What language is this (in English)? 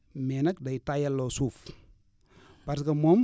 Wolof